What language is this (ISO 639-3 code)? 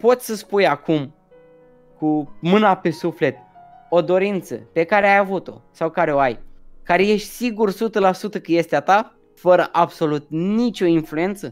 ron